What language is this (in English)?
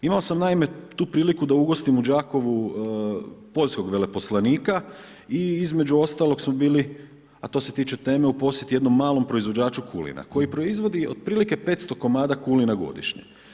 Croatian